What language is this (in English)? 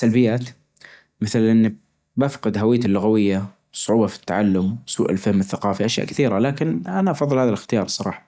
Najdi Arabic